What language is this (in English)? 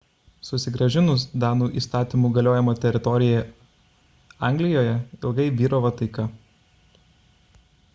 Lithuanian